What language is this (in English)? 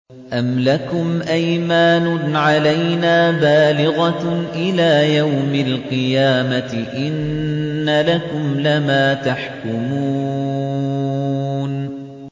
Arabic